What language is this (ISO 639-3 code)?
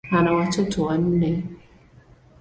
swa